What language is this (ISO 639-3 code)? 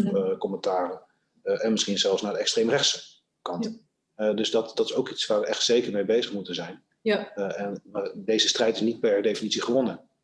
nld